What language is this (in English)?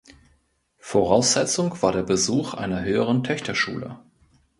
German